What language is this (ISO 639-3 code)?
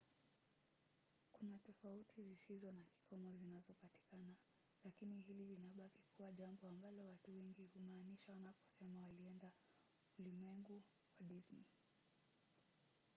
swa